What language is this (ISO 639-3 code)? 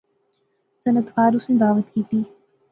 phr